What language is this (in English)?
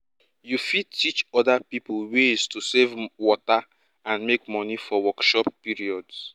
Nigerian Pidgin